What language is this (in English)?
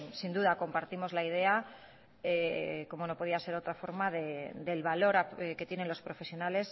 Spanish